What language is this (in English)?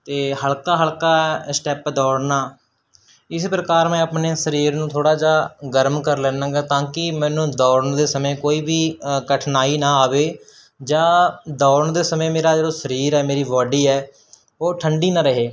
Punjabi